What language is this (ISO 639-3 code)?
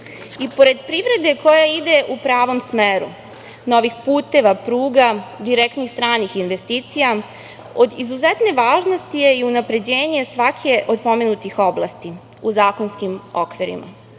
srp